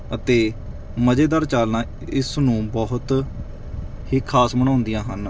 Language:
Punjabi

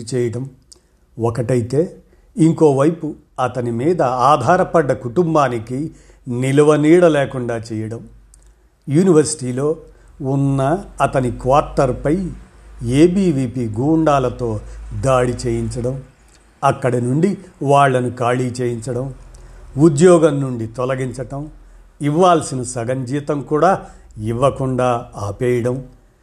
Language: Telugu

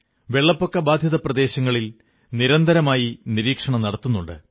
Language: Malayalam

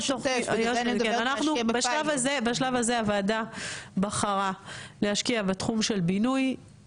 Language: Hebrew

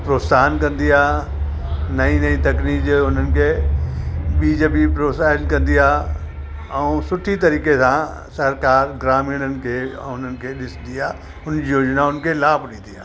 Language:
Sindhi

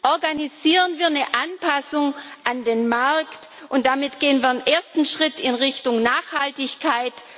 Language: German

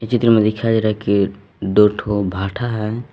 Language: Hindi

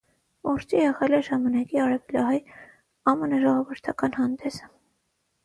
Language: Armenian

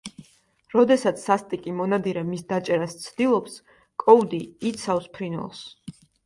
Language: Georgian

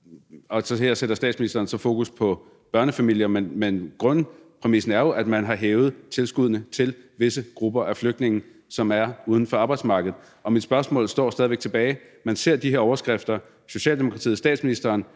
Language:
Danish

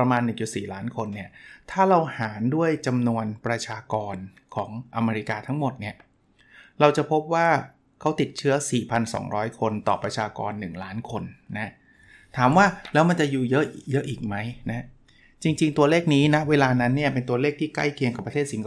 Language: Thai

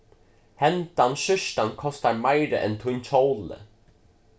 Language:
Faroese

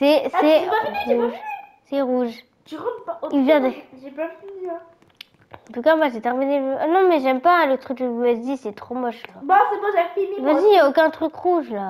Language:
French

